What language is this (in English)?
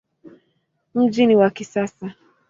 Swahili